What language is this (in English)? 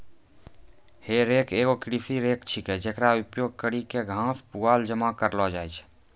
Maithili